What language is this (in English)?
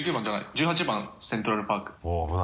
Japanese